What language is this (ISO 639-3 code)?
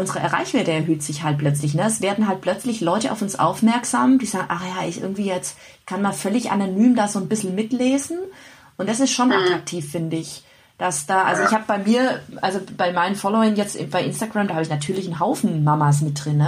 deu